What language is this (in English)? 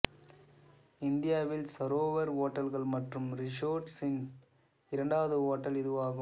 Tamil